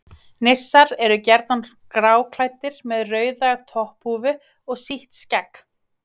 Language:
Icelandic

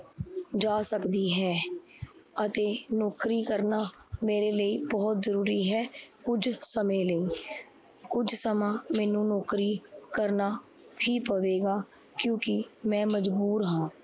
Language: Punjabi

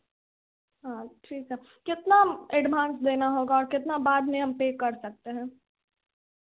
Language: Hindi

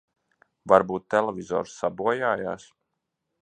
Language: Latvian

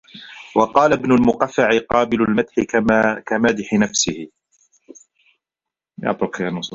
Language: Arabic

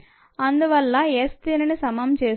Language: Telugu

